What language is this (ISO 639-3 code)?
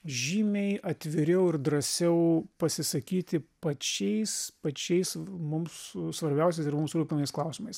lit